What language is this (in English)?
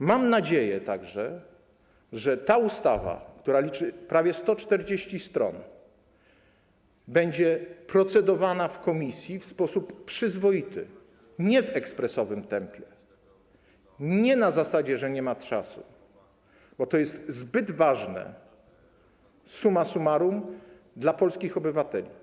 Polish